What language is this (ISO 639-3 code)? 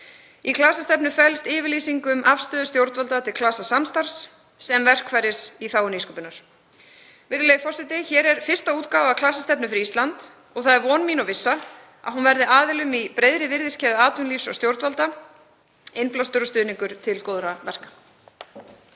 isl